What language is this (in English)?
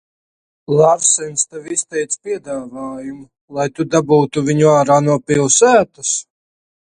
Latvian